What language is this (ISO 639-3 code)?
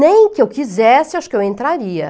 por